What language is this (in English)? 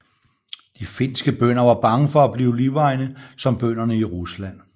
Danish